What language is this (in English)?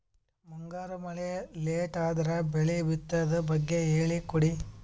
Kannada